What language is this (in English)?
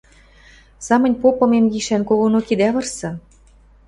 Western Mari